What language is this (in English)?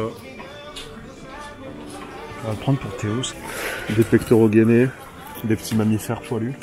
French